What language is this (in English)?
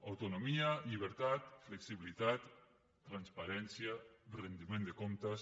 Catalan